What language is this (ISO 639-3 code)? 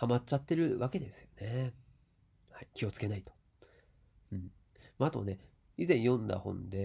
jpn